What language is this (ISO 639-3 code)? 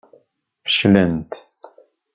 kab